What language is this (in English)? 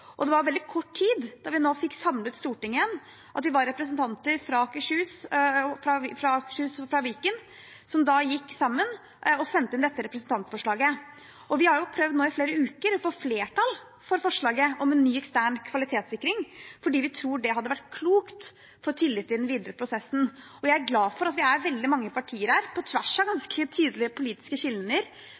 Norwegian Bokmål